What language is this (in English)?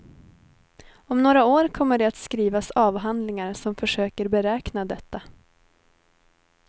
Swedish